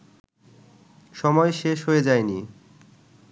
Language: Bangla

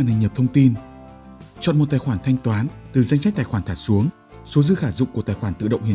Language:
Vietnamese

